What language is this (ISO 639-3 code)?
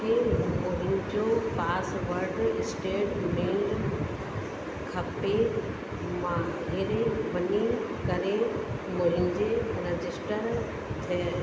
snd